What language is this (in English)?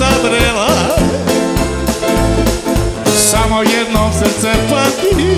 Arabic